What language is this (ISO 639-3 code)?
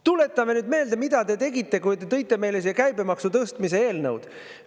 est